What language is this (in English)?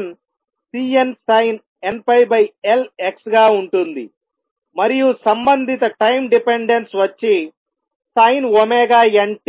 Telugu